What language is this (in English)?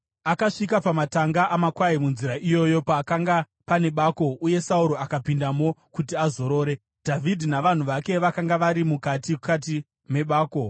Shona